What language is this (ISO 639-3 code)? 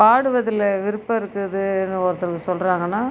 tam